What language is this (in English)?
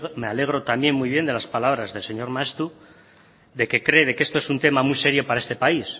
Spanish